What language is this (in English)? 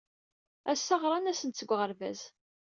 Kabyle